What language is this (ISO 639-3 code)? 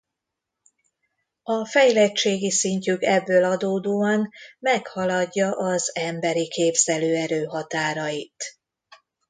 hun